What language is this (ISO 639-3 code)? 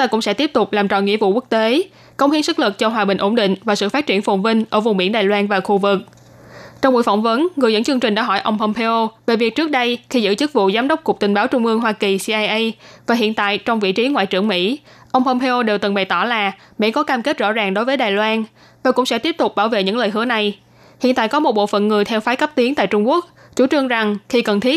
vie